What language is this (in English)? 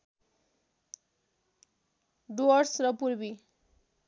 Nepali